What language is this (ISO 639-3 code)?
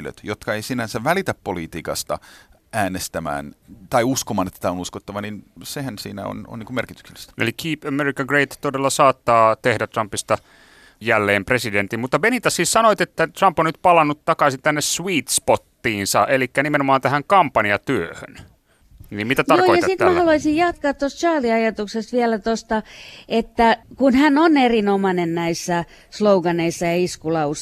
fin